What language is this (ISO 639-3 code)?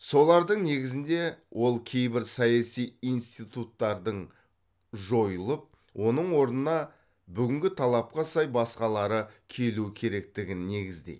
kaz